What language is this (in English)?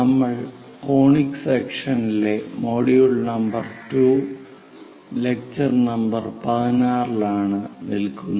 Malayalam